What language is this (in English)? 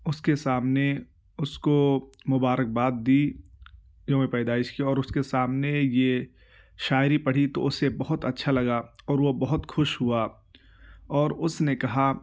Urdu